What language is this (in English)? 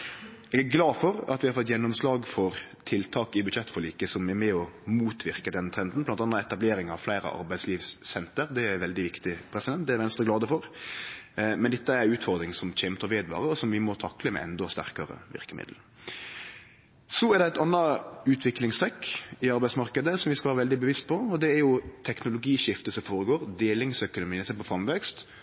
Norwegian Nynorsk